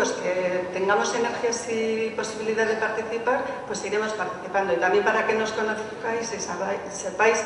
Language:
Spanish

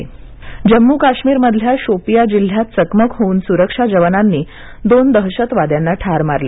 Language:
Marathi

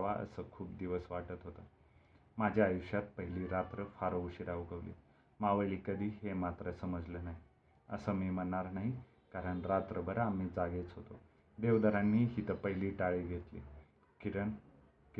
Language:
Marathi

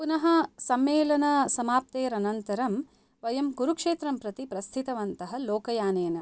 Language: Sanskrit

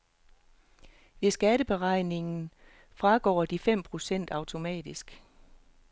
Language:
Danish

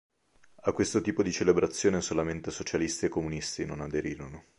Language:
Italian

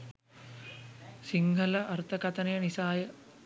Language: Sinhala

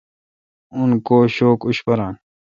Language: Kalkoti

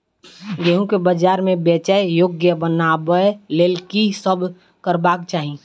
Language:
Maithili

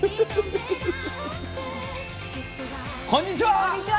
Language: Japanese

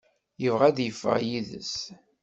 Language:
Kabyle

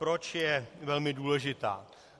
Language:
Czech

